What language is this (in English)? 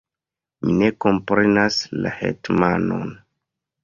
Esperanto